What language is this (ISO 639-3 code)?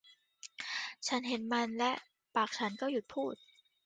tha